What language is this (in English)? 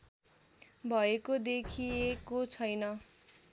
Nepali